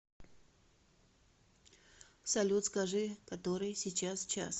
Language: Russian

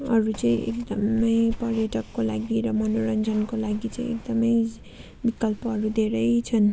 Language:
Nepali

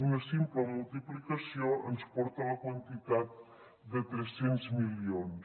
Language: Catalan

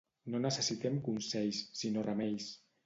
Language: Catalan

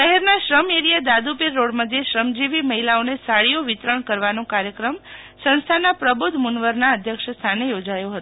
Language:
Gujarati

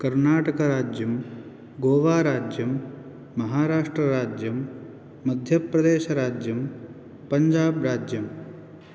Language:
Sanskrit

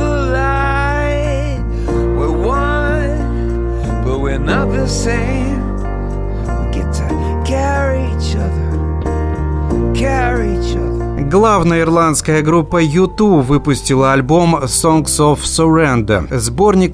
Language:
Russian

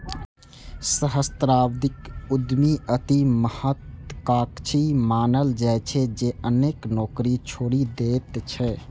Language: Maithili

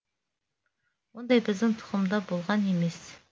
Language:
Kazakh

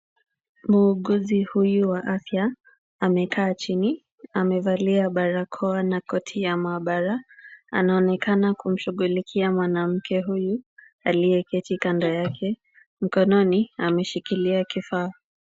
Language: Swahili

